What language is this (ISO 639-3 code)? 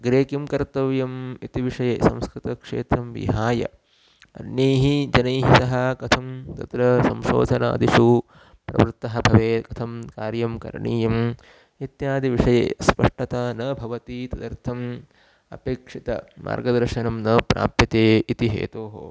san